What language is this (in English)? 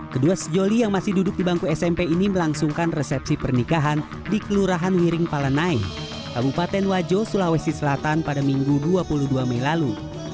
Indonesian